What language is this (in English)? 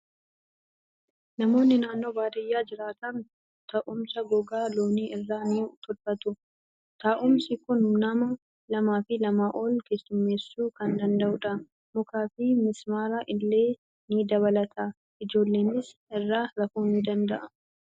Oromo